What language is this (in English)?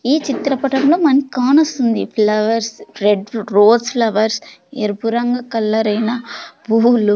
Telugu